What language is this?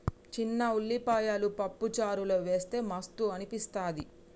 Telugu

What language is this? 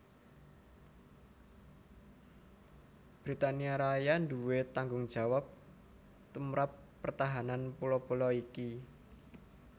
Javanese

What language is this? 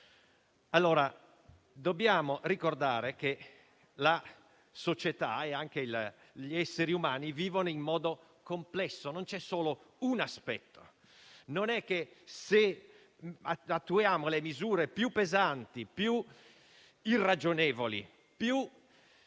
Italian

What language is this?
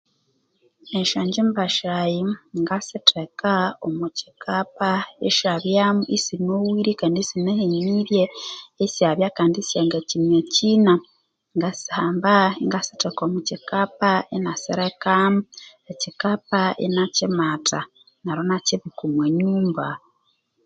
Konzo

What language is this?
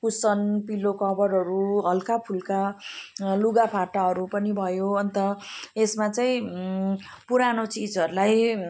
Nepali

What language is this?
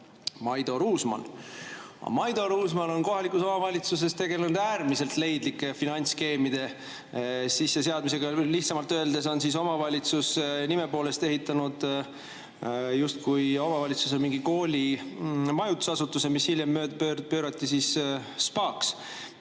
Estonian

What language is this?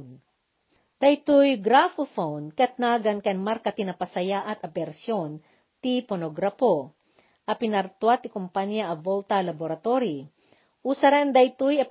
Filipino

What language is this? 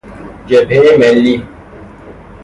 Persian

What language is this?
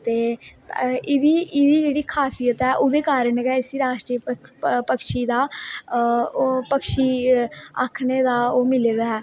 Dogri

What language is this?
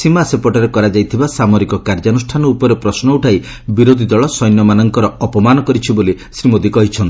Odia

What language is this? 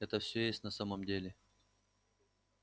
Russian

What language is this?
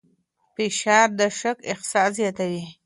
Pashto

